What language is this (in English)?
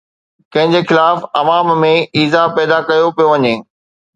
Sindhi